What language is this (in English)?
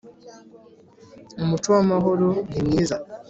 Kinyarwanda